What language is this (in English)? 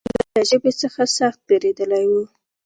Pashto